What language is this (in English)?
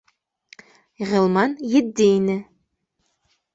Bashkir